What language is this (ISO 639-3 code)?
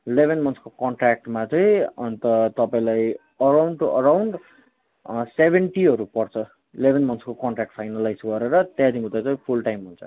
nep